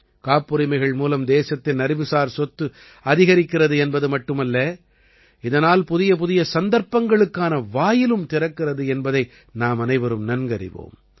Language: Tamil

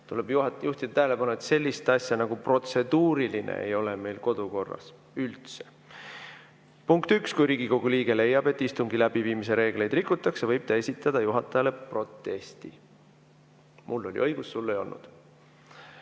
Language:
Estonian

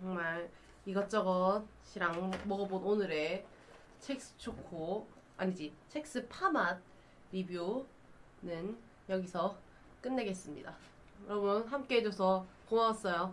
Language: Korean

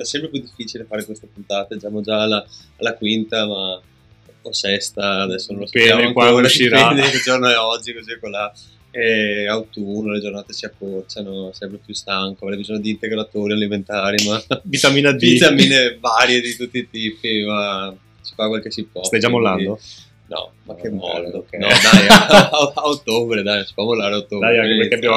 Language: Italian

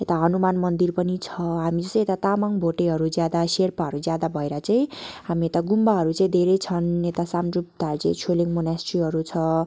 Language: Nepali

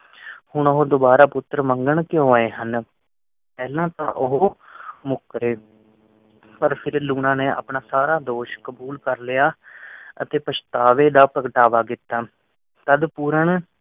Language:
Punjabi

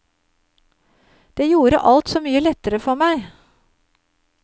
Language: Norwegian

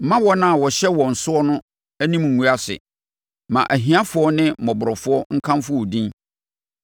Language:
Akan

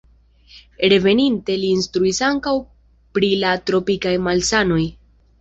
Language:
Esperanto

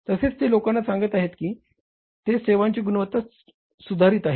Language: Marathi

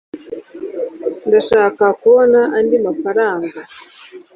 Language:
Kinyarwanda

